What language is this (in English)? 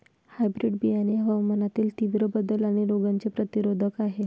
Marathi